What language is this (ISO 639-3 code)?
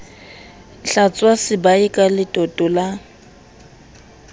sot